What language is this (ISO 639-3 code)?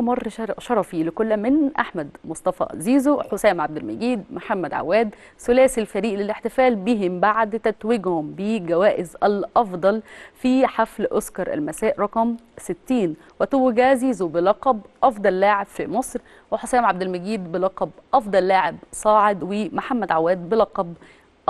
ara